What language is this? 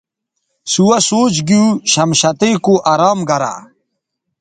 Bateri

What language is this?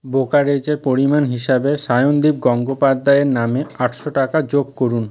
Bangla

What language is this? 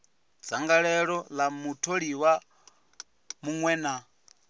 Venda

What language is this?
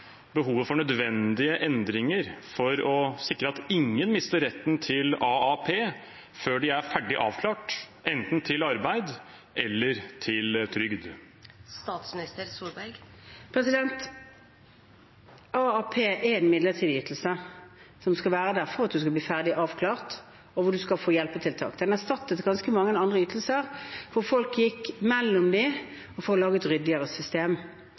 Norwegian Bokmål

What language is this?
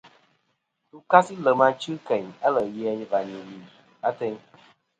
Kom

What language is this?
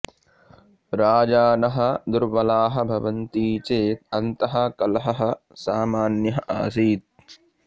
Sanskrit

